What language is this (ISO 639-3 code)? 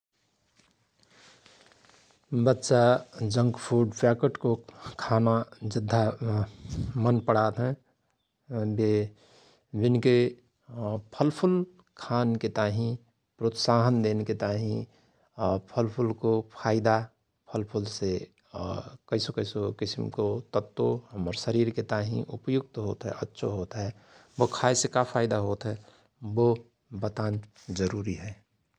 thr